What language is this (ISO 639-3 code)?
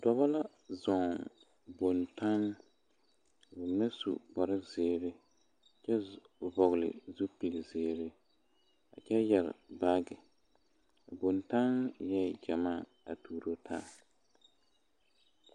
dga